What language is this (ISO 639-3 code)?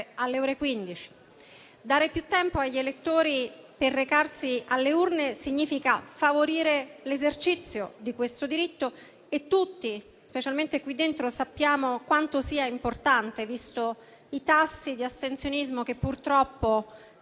ita